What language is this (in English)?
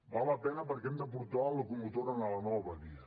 Catalan